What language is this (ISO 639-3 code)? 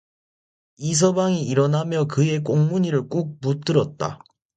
kor